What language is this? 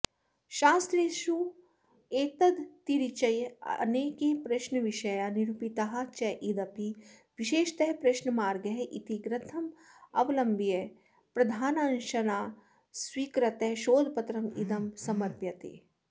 Sanskrit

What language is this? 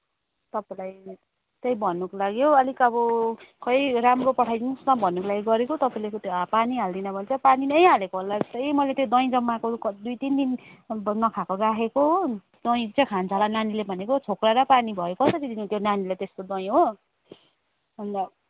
Nepali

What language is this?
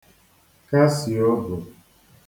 Igbo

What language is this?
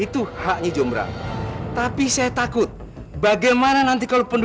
Indonesian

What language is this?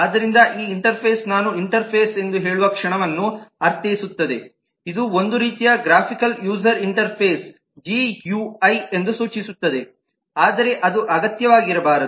Kannada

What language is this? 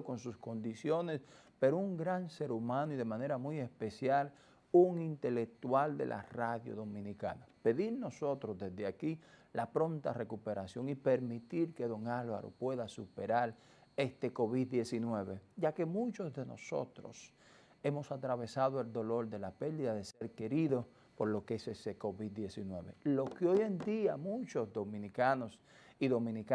Spanish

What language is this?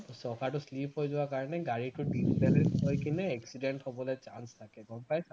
Assamese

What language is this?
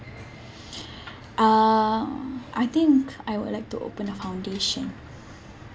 English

